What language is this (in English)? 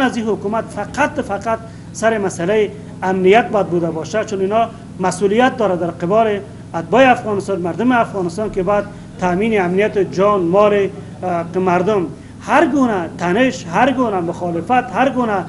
Persian